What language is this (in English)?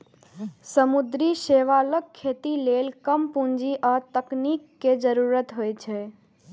Maithili